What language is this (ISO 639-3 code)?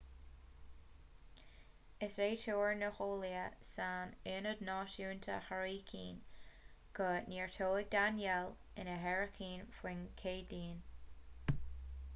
gle